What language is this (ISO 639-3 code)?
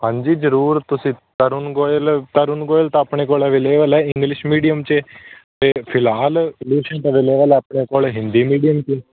pan